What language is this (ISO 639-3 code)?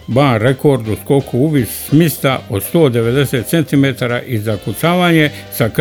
hrv